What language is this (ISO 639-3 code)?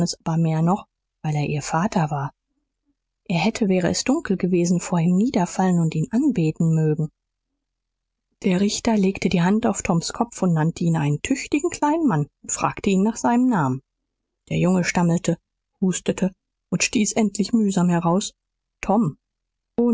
deu